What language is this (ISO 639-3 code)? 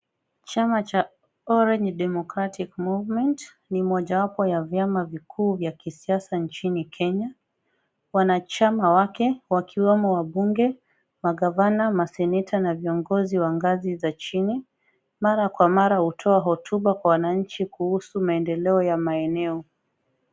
swa